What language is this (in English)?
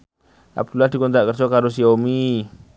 Javanese